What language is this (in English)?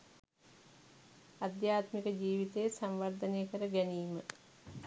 Sinhala